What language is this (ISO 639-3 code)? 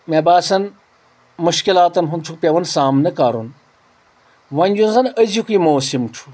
kas